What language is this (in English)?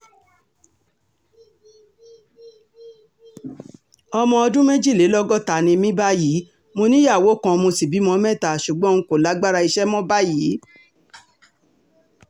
Yoruba